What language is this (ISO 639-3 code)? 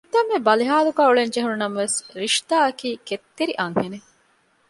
div